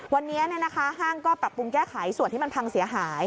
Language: Thai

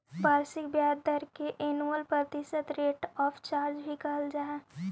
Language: Magahi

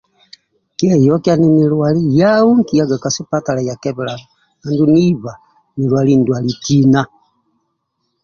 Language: Amba (Uganda)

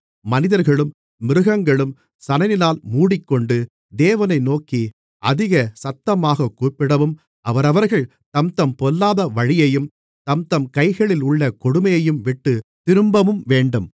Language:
Tamil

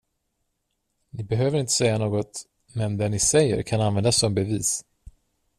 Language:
Swedish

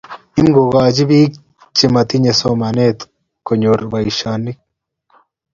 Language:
Kalenjin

